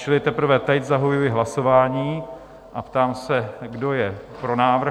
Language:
Czech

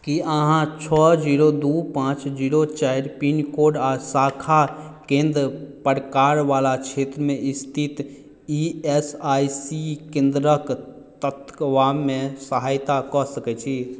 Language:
Maithili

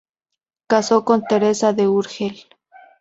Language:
Spanish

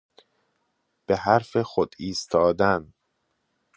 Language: Persian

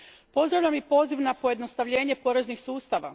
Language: Croatian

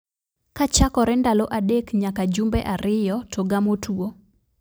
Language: Luo (Kenya and Tanzania)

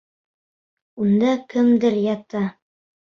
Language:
Bashkir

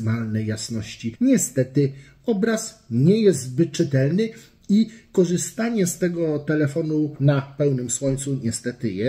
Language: Polish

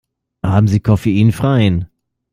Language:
German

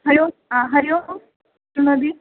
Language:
Sanskrit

